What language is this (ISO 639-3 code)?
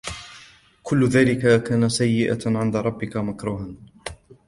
ara